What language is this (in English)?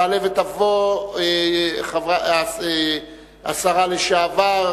Hebrew